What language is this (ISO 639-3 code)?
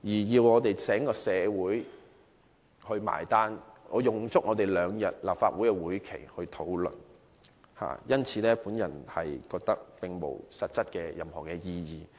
yue